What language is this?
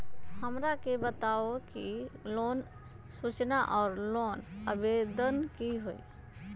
Magahi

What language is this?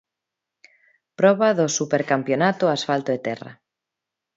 Galician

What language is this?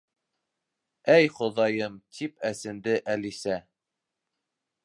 Bashkir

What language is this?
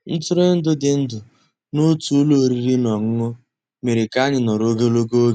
Igbo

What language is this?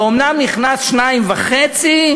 Hebrew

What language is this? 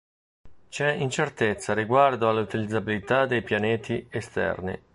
Italian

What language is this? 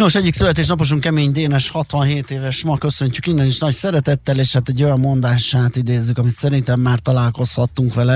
Hungarian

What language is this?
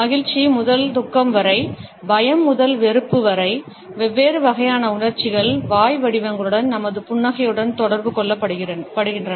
Tamil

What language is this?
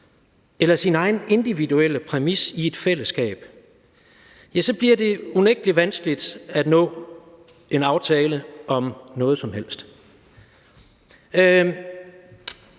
Danish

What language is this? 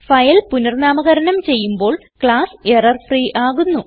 Malayalam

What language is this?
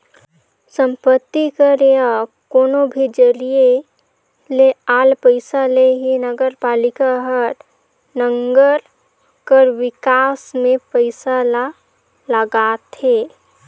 Chhattisgarhi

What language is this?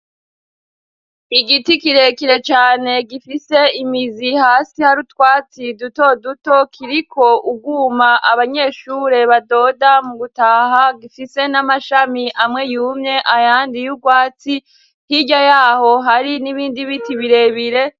Rundi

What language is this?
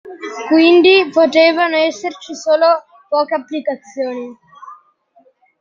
Italian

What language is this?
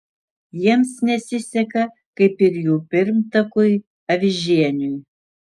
Lithuanian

